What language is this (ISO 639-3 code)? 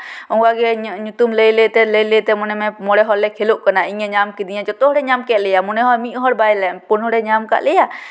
sat